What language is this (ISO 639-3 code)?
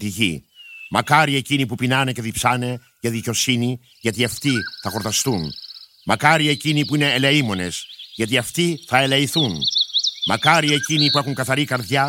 ell